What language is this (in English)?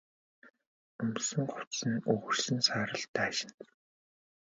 Mongolian